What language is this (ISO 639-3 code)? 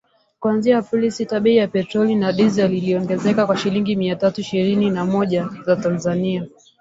swa